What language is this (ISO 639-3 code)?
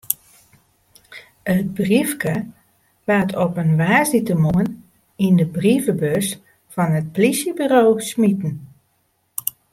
fry